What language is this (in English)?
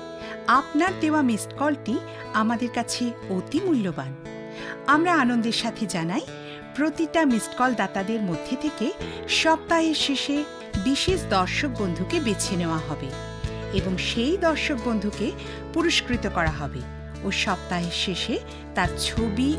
Bangla